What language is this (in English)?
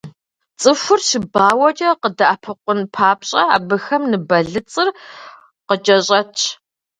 Kabardian